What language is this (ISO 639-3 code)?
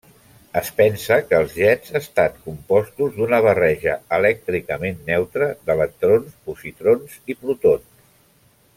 cat